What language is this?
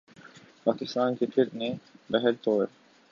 Urdu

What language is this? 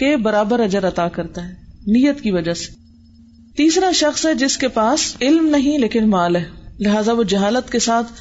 Urdu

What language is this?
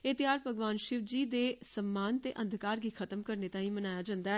Dogri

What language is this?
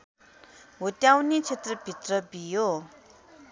Nepali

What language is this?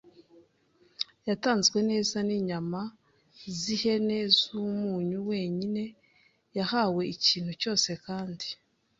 Kinyarwanda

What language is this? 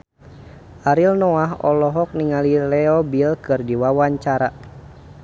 Sundanese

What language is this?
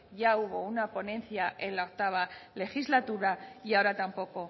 Spanish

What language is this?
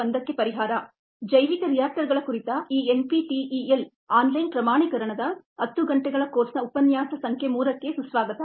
Kannada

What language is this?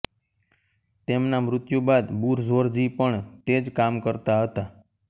Gujarati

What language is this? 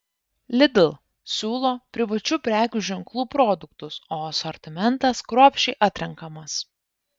Lithuanian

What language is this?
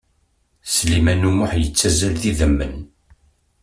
Kabyle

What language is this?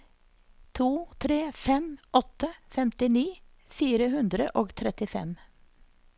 Norwegian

